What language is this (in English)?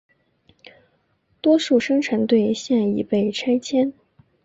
Chinese